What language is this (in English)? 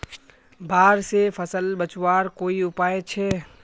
Magahi